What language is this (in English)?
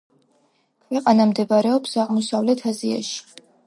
Georgian